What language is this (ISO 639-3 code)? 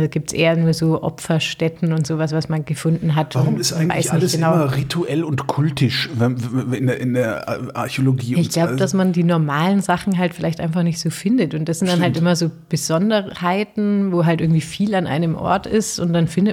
deu